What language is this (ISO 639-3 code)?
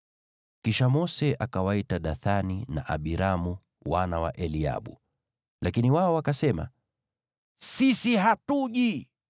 swa